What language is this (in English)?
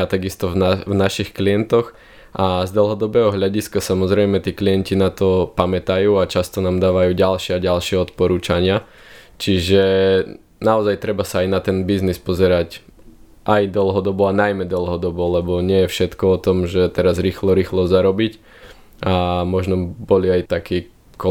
Slovak